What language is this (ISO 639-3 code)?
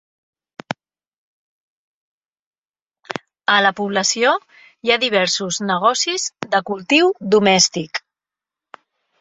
cat